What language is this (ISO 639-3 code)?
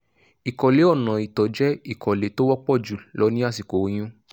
yor